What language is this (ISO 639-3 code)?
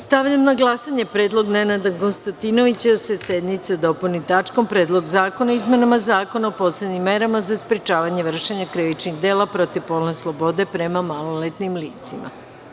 srp